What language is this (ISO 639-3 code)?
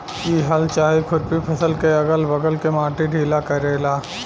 bho